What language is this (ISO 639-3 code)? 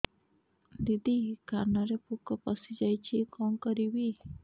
ori